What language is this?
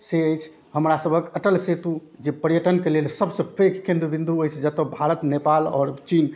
Maithili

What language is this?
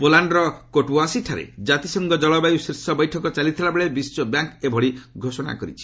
Odia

